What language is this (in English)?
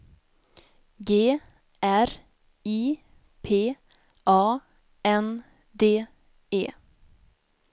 Swedish